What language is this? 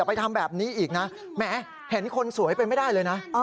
Thai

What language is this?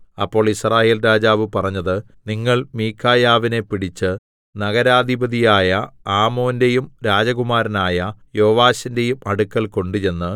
Malayalam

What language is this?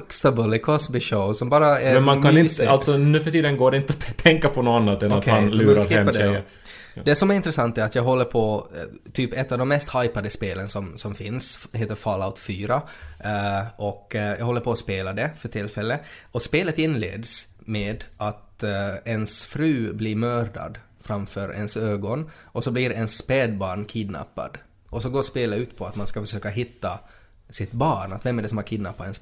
Swedish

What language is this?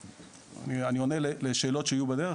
Hebrew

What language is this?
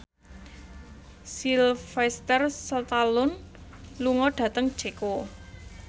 Javanese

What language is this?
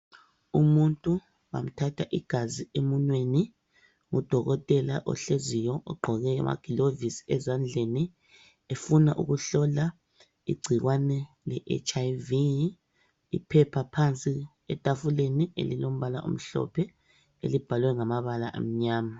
North Ndebele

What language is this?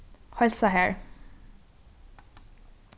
Faroese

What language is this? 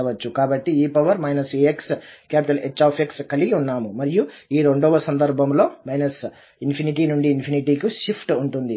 Telugu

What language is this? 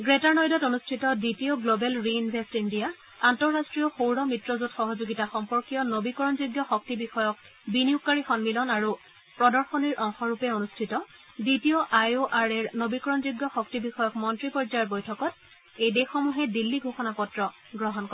Assamese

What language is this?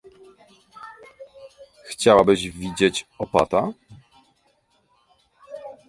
Polish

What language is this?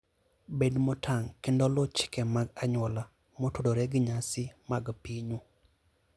Luo (Kenya and Tanzania)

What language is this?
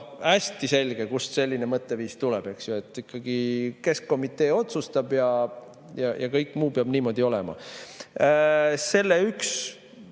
Estonian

